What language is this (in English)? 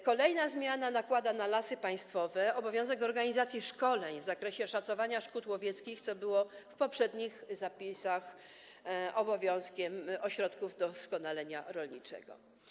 Polish